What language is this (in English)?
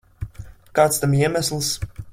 Latvian